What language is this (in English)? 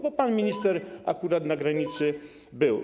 Polish